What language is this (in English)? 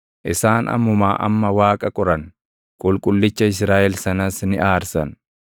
Oromo